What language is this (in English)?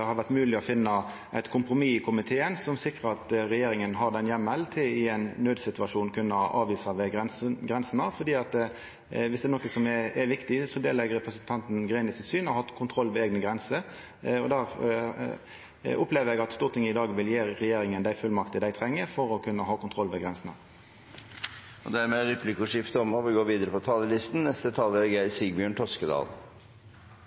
Norwegian